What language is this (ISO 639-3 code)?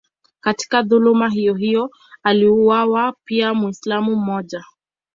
swa